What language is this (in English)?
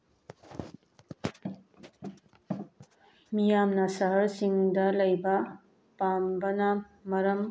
Manipuri